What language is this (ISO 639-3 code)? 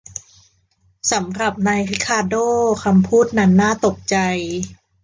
tha